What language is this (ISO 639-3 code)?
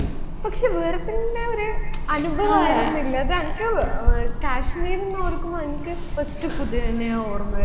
mal